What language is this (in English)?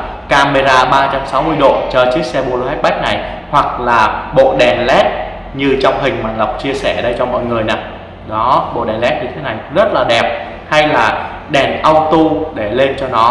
Vietnamese